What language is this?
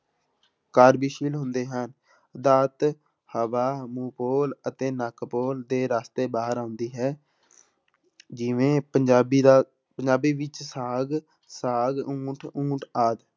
Punjabi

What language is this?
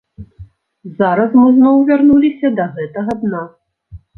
Belarusian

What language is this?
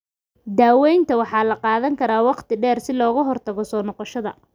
Somali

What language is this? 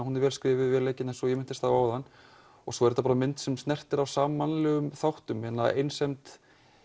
Icelandic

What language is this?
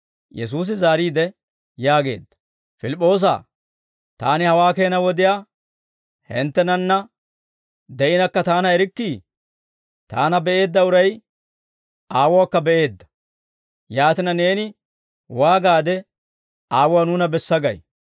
Dawro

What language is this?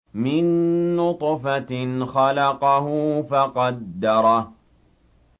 Arabic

